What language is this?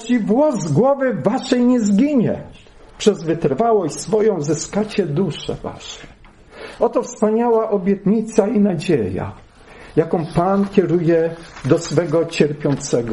Polish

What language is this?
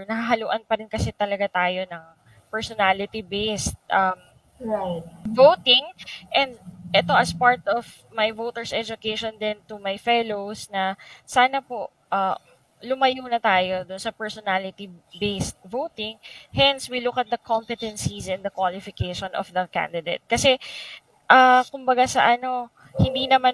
Filipino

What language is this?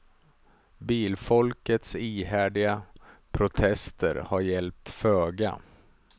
Swedish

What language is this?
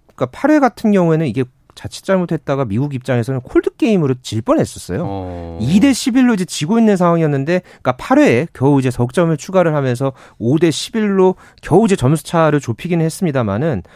Korean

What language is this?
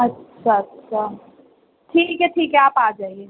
Urdu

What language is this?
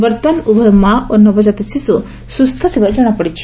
Odia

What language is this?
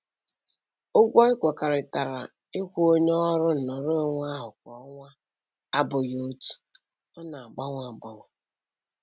Igbo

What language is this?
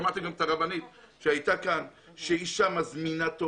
Hebrew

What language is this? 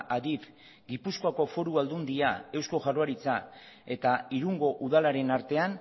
Basque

